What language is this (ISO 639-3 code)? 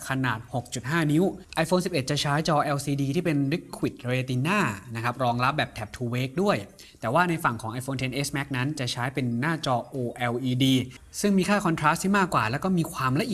tha